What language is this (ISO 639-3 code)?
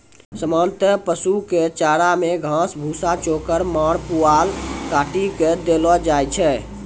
mai